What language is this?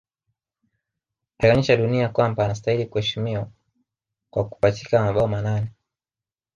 Swahili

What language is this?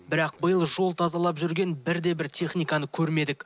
Kazakh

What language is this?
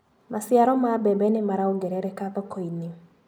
Kikuyu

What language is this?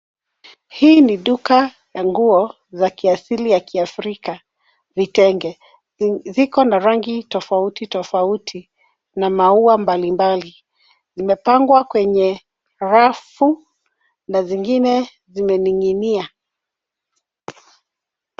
Swahili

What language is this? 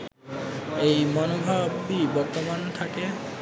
Bangla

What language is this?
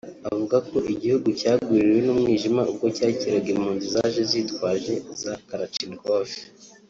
Kinyarwanda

